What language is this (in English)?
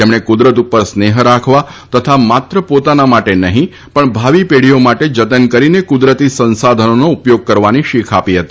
Gujarati